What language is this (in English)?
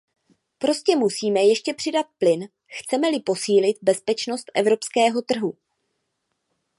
Czech